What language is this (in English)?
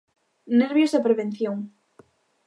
Galician